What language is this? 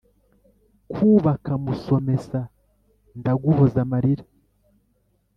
Kinyarwanda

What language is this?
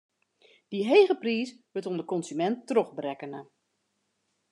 Western Frisian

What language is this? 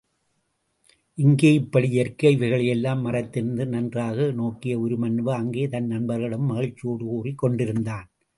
Tamil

